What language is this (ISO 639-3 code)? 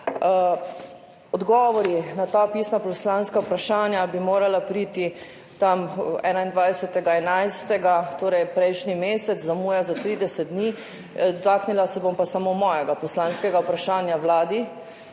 slv